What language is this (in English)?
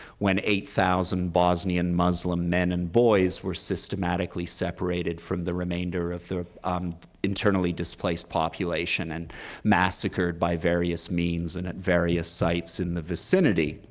English